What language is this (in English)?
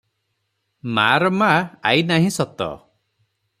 Odia